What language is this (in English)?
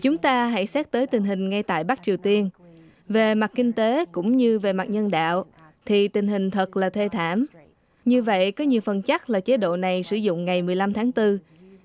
Vietnamese